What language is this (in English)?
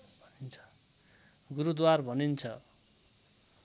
Nepali